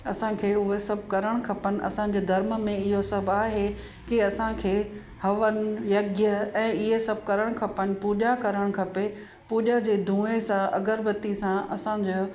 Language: Sindhi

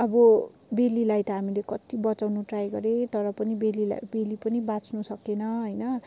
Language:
Nepali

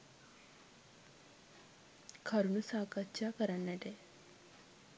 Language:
Sinhala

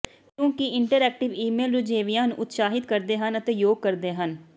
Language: Punjabi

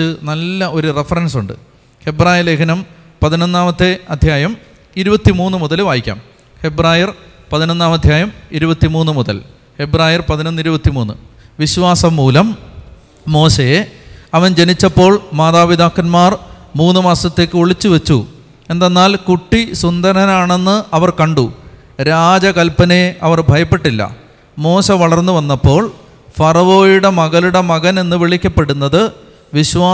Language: Malayalam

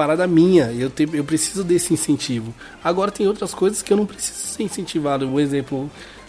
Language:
Portuguese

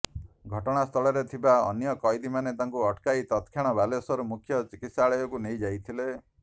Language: Odia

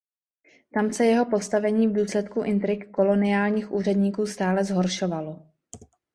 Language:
Czech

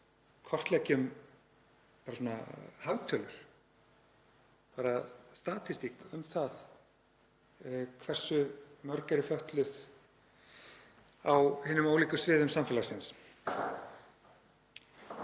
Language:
Icelandic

